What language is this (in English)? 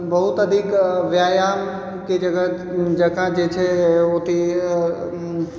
Maithili